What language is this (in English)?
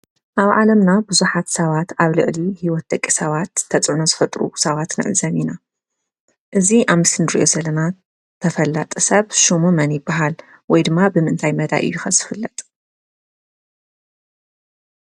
Tigrinya